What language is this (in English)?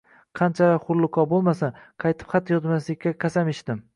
Uzbek